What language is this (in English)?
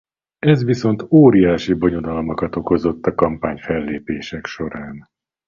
Hungarian